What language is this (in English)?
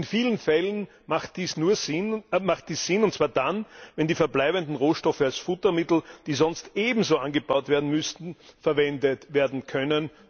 German